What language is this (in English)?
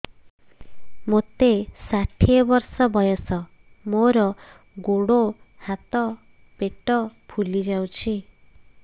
Odia